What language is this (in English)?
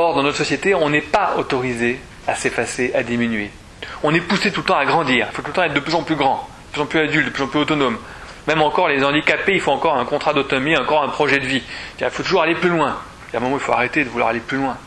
French